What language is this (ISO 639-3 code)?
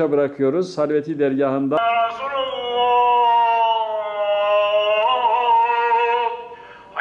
tur